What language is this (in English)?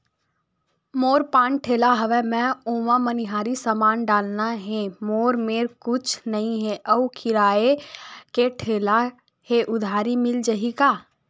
Chhattisgarhi